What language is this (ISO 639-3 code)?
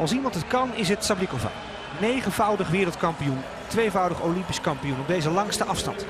nld